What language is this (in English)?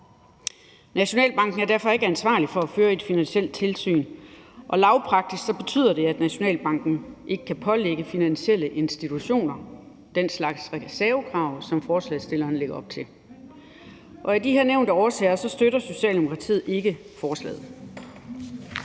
Danish